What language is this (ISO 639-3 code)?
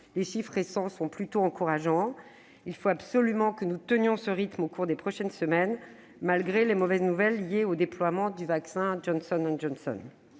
fra